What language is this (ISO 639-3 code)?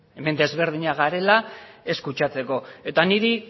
eus